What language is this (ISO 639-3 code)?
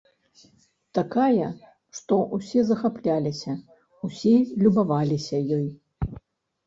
bel